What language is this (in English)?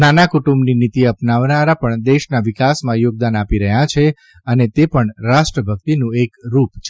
Gujarati